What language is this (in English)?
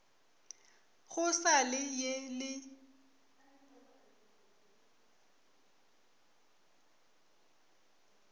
Northern Sotho